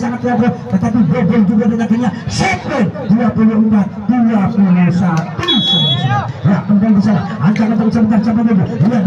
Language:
Indonesian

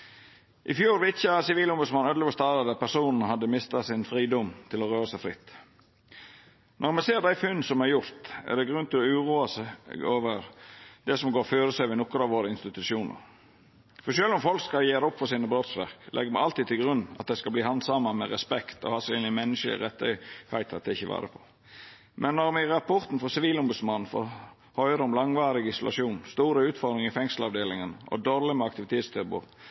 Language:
Norwegian Nynorsk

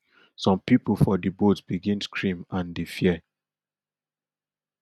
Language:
Nigerian Pidgin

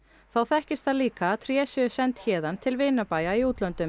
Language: Icelandic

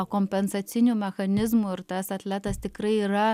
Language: Lithuanian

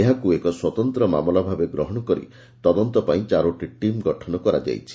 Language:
Odia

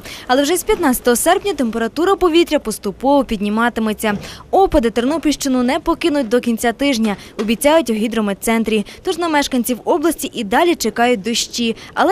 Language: Ukrainian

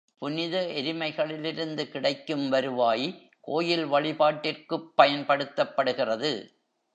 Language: Tamil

